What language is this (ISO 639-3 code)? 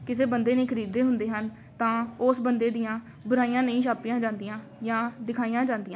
pan